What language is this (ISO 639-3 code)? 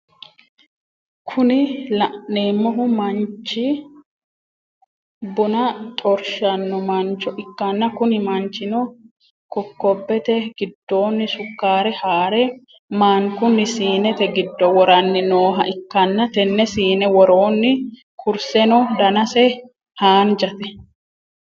sid